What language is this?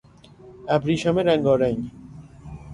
Persian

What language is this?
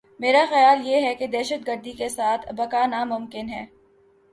Urdu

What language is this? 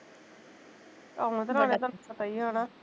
Punjabi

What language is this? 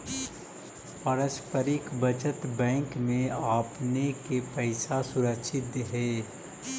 Magahi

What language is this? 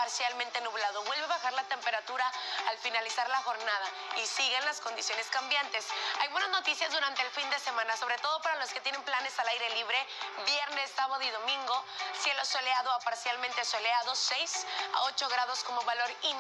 Spanish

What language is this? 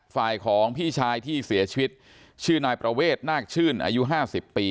Thai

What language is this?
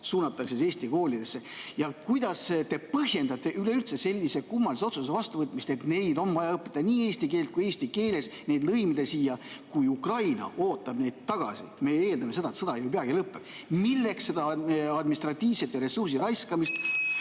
Estonian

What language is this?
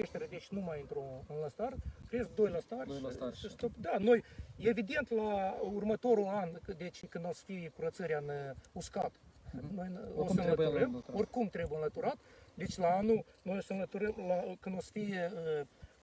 Romanian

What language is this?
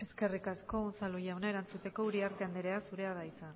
Basque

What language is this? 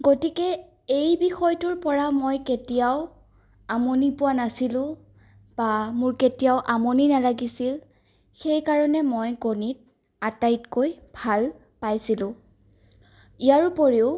Assamese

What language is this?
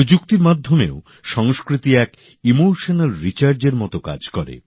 Bangla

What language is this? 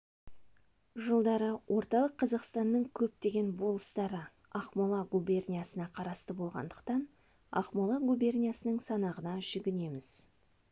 Kazakh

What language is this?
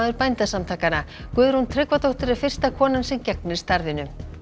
Icelandic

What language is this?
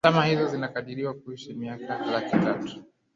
Swahili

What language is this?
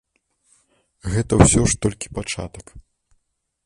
Belarusian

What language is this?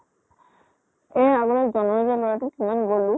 Assamese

